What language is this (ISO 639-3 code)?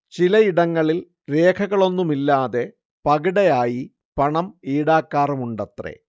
mal